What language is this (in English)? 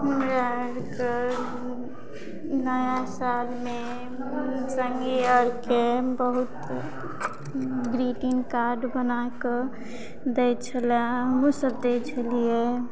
Maithili